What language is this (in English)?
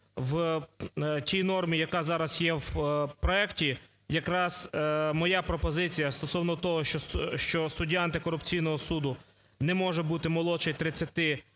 Ukrainian